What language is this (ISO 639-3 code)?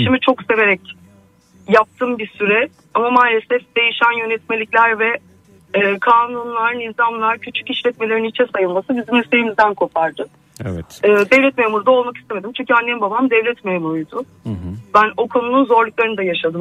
tur